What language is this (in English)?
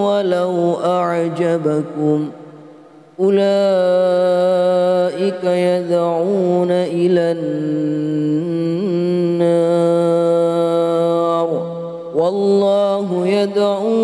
Arabic